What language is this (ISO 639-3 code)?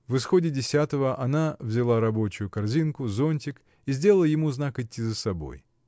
rus